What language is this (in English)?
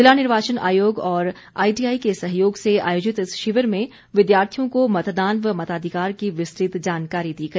Hindi